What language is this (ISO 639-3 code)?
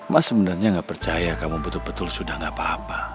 ind